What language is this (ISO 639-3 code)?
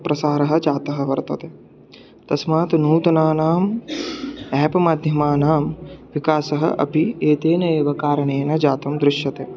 san